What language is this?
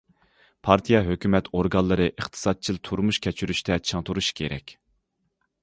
Uyghur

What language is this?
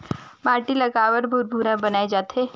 Chhattisgarhi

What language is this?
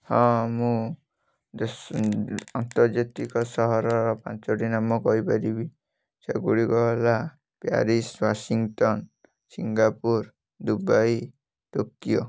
Odia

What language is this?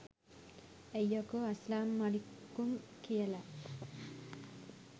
Sinhala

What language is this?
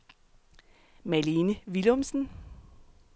Danish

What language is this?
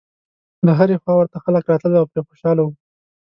Pashto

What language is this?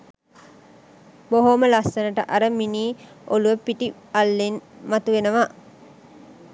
Sinhala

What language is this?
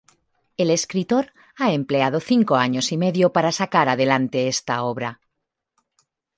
Spanish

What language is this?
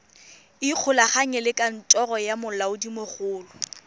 Tswana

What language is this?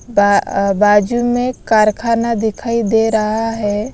Hindi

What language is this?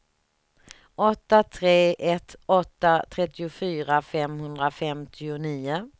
Swedish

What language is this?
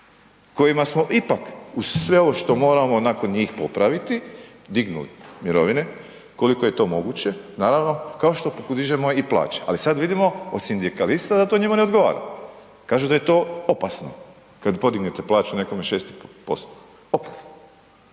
Croatian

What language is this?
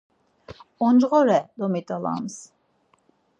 Laz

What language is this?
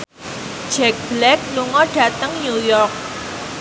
Javanese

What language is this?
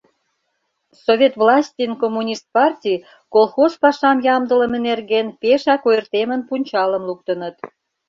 Mari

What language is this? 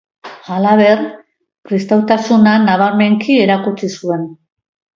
Basque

